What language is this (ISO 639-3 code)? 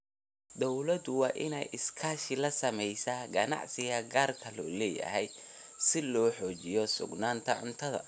som